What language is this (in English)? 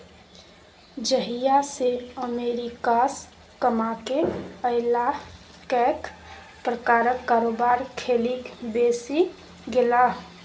Maithili